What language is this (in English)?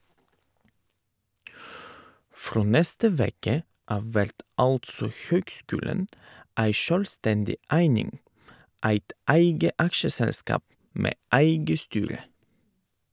Norwegian